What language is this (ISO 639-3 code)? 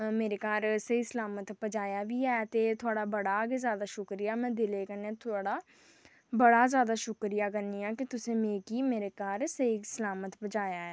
doi